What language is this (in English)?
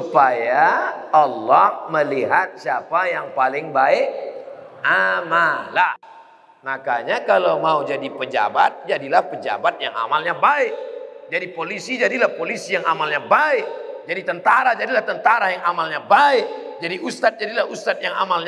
Indonesian